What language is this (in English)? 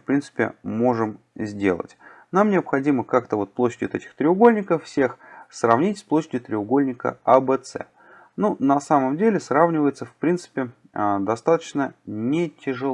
Russian